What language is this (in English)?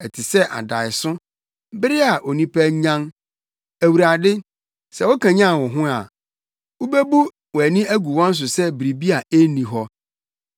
Akan